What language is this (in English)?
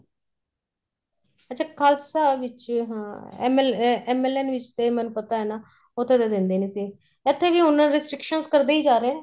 Punjabi